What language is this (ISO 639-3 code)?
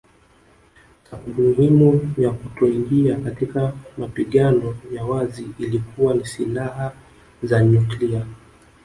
swa